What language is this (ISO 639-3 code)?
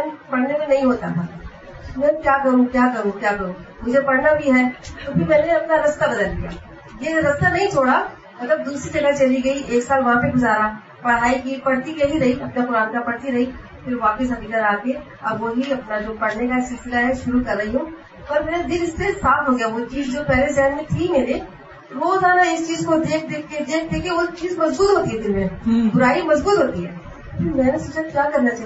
urd